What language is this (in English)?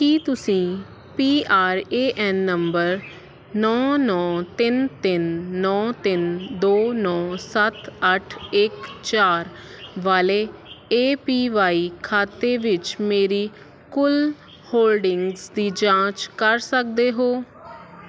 Punjabi